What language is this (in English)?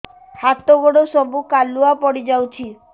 Odia